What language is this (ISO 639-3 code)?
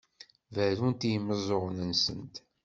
kab